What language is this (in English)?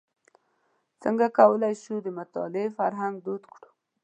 Pashto